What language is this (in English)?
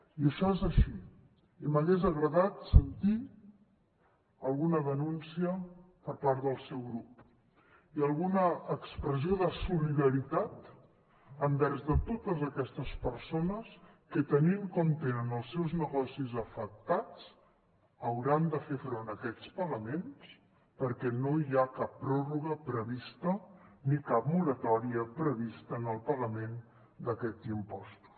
Catalan